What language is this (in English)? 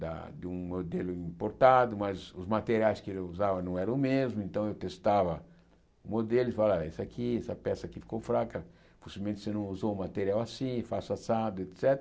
Portuguese